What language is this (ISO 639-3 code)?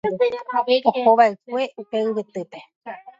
grn